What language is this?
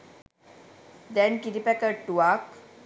Sinhala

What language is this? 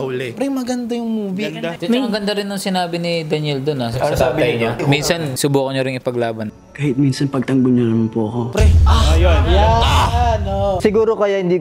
Filipino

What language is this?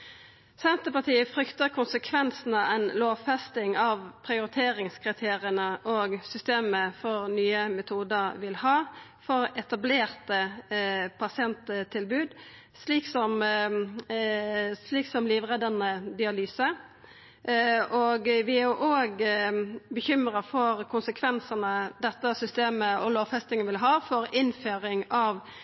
Norwegian Nynorsk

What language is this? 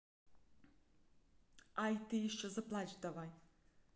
Russian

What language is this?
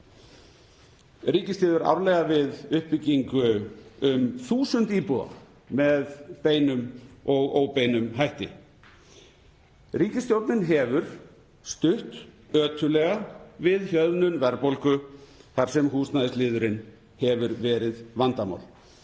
Icelandic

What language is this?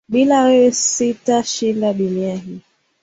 Swahili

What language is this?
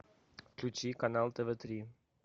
Russian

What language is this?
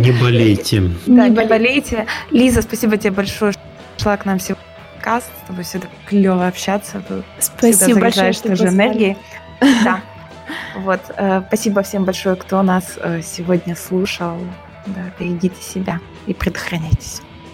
Russian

